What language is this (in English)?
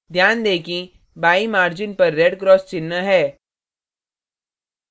Hindi